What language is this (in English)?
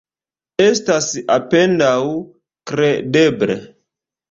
Esperanto